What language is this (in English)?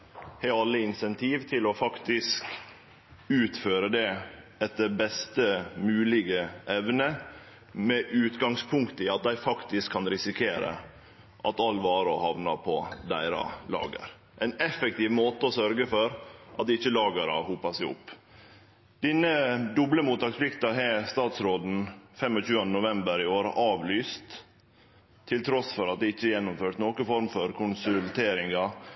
Norwegian Nynorsk